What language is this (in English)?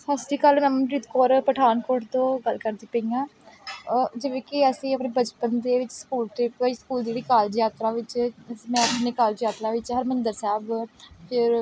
Punjabi